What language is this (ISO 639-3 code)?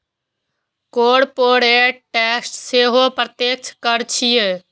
mai